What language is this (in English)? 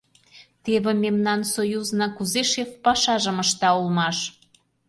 Mari